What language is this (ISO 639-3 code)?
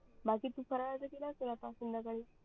mar